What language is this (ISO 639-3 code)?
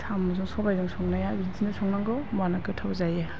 brx